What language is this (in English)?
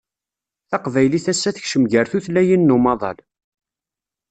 Kabyle